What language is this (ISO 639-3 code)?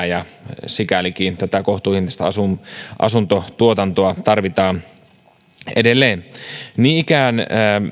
fin